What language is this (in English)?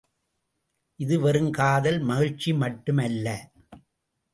Tamil